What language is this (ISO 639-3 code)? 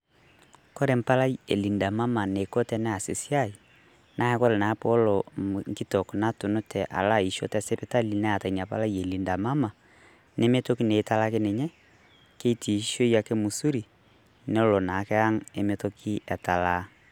mas